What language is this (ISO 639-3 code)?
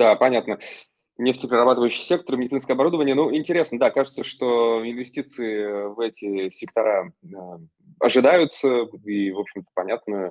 rus